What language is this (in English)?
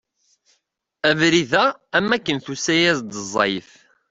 Kabyle